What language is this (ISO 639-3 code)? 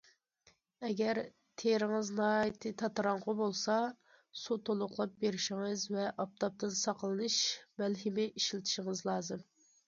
uig